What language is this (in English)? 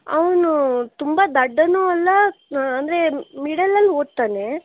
Kannada